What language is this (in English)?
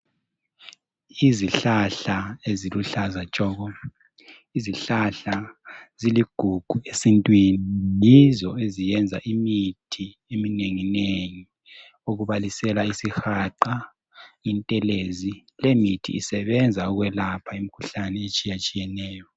North Ndebele